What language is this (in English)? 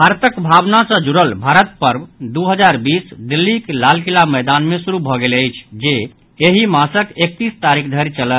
Maithili